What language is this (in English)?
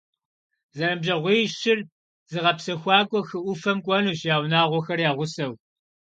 Kabardian